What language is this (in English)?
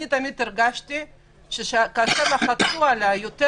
Hebrew